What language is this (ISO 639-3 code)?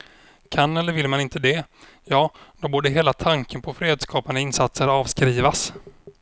swe